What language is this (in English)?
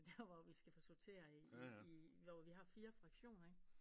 Danish